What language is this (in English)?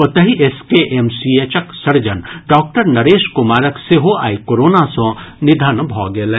Maithili